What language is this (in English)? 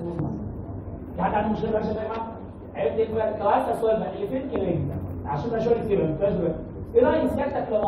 Arabic